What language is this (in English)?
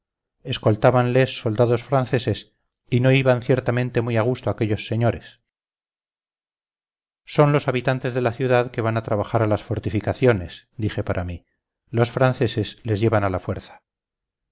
Spanish